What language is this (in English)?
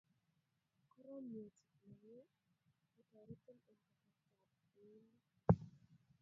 Kalenjin